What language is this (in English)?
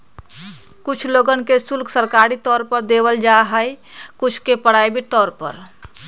Magahi